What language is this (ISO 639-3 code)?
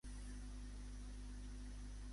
cat